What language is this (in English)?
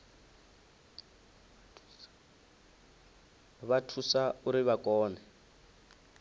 Venda